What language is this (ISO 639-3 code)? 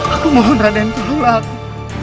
ind